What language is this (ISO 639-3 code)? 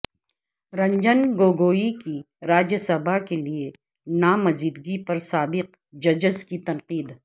urd